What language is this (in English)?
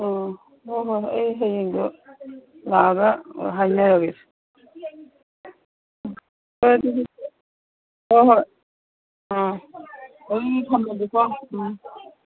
Manipuri